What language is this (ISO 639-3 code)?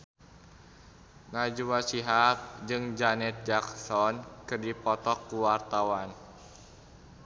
sun